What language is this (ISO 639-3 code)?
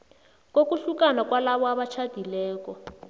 nbl